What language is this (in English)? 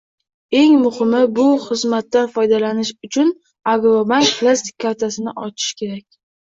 Uzbek